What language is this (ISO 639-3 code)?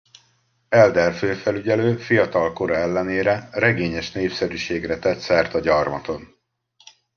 hun